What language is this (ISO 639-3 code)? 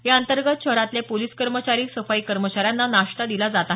mar